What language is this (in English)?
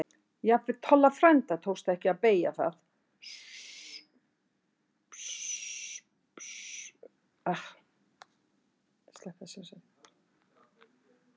Icelandic